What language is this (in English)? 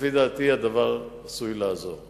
Hebrew